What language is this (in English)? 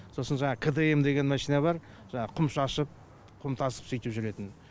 Kazakh